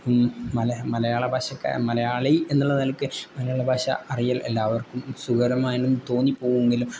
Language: Malayalam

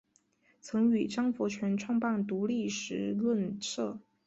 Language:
Chinese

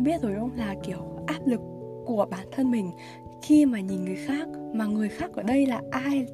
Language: Vietnamese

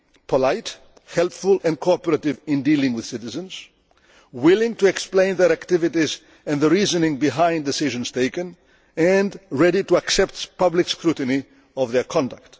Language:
English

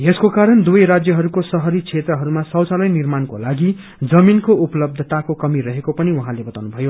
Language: Nepali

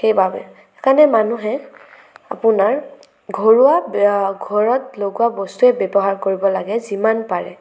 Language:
Assamese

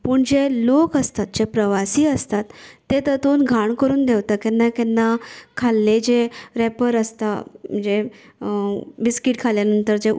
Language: Konkani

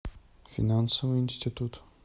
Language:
Russian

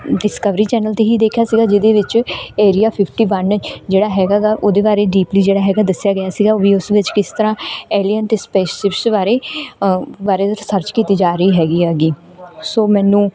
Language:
Punjabi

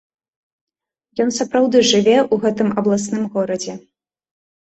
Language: Belarusian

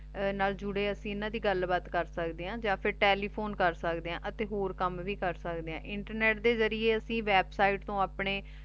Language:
Punjabi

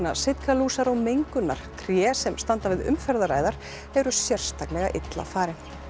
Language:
Icelandic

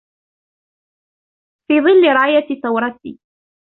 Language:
Arabic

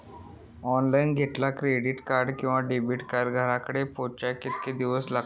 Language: Marathi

